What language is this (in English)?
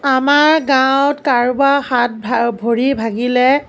Assamese